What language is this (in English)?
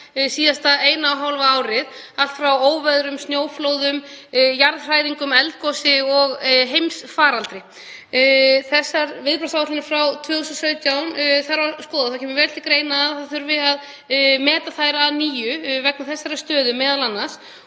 Icelandic